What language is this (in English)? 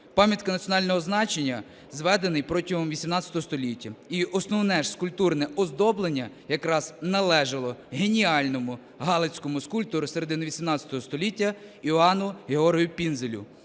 Ukrainian